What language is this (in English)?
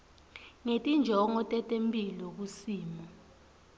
Swati